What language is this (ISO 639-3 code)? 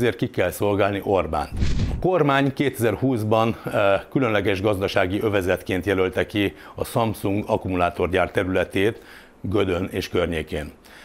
hun